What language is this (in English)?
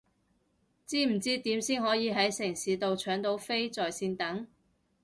Cantonese